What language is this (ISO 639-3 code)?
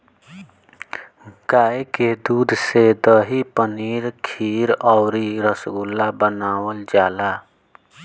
bho